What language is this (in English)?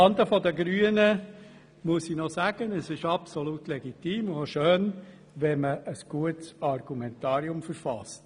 Swiss German